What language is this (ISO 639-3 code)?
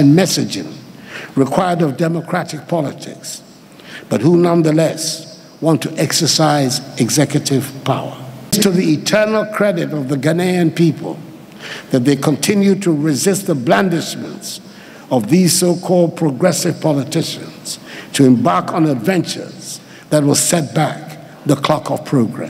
eng